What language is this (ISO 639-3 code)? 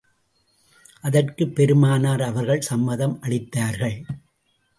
tam